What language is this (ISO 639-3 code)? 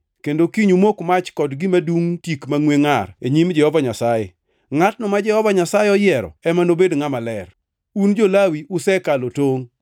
luo